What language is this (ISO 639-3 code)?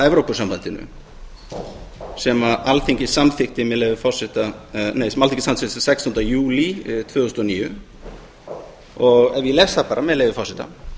isl